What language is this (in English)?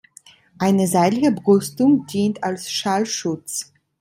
German